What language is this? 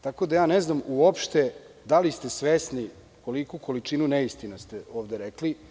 Serbian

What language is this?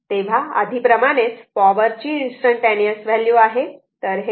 Marathi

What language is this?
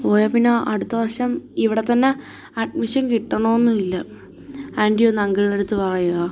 Malayalam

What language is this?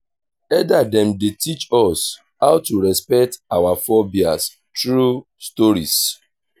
Nigerian Pidgin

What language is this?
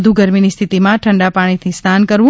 Gujarati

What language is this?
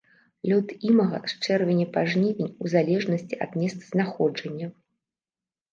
Belarusian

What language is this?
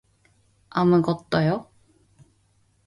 Korean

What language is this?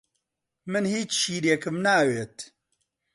Central Kurdish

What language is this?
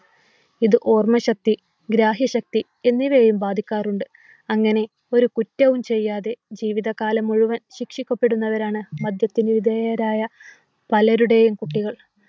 Malayalam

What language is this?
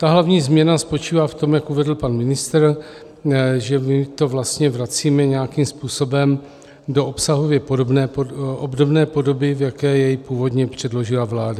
Czech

